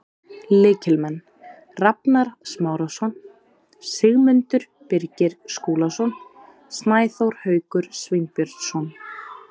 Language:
Icelandic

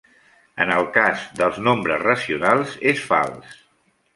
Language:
Catalan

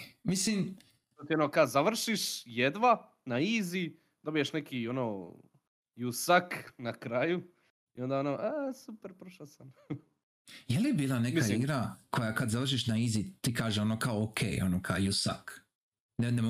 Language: Croatian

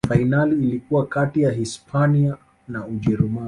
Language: Swahili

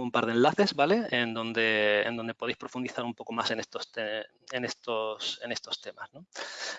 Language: Spanish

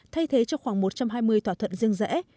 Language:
Vietnamese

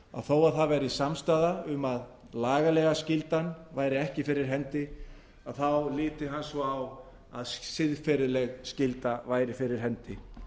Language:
Icelandic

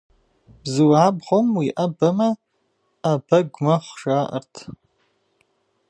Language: Kabardian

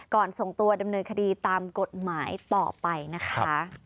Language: Thai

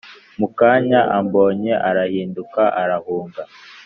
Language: Kinyarwanda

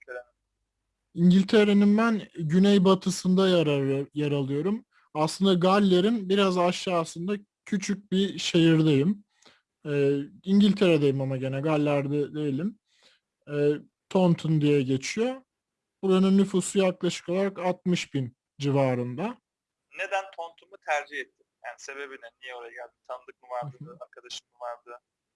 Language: Turkish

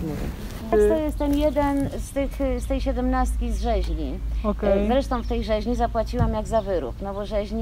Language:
Polish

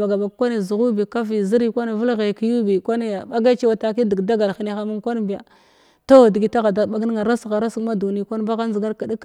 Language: Glavda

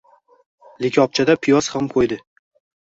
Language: Uzbek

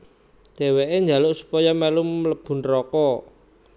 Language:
Javanese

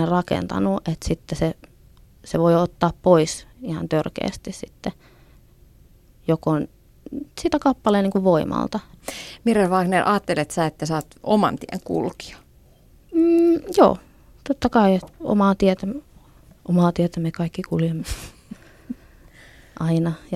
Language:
Finnish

